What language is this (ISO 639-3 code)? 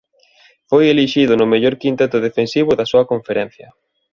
glg